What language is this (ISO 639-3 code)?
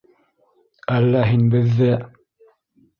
bak